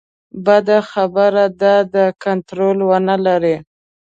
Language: Pashto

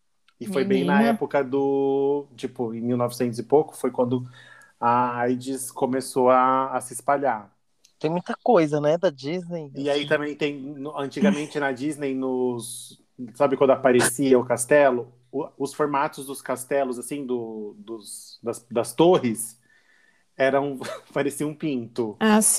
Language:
Portuguese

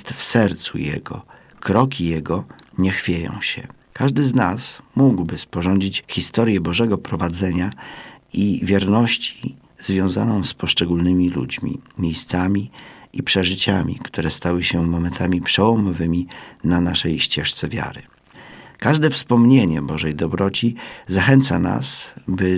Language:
Polish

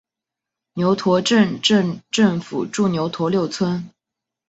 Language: Chinese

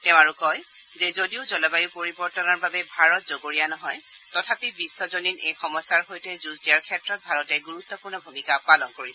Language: Assamese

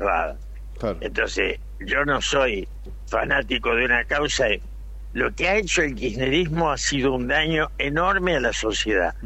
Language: Spanish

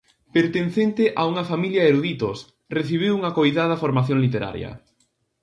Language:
Galician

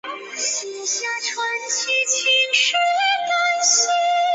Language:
Chinese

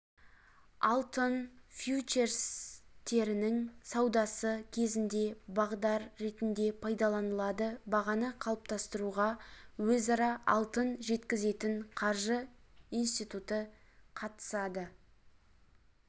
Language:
Kazakh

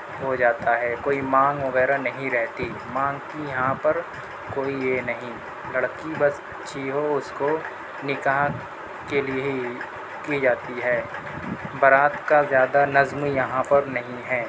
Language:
Urdu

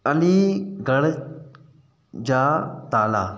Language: Sindhi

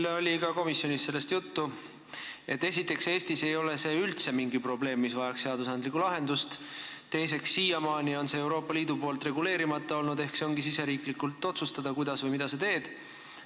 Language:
Estonian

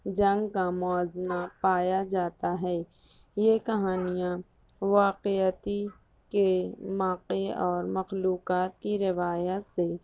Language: Urdu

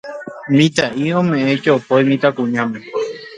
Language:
Guarani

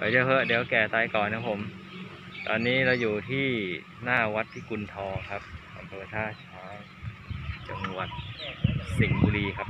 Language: Thai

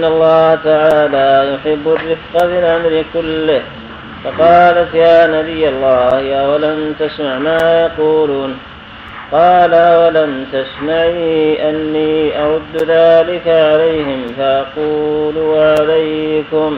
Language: Arabic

